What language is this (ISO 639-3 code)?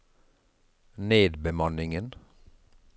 nor